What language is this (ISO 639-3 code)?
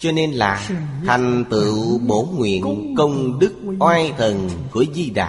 vie